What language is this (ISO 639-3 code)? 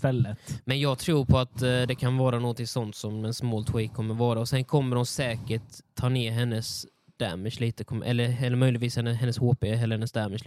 swe